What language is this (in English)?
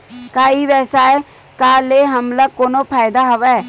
Chhattisgarhi